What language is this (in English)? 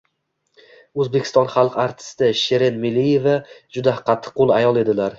Uzbek